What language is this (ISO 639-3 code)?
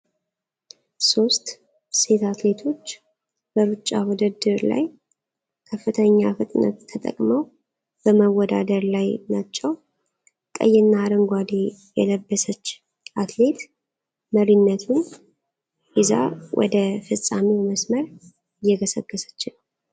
amh